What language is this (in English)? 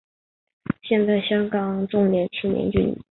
Chinese